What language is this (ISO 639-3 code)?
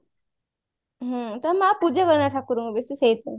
ori